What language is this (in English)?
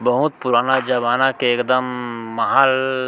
Chhattisgarhi